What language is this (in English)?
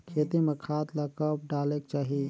Chhattisgarhi